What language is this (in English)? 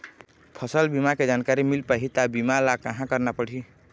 Chhattisgarhi